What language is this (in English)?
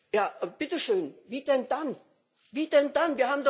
German